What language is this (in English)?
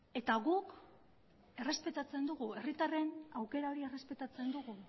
Basque